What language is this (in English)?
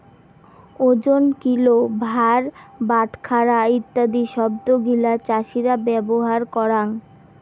Bangla